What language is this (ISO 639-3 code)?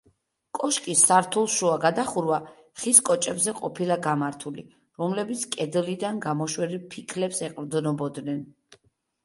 kat